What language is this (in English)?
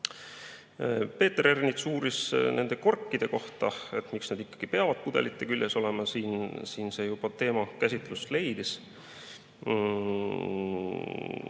Estonian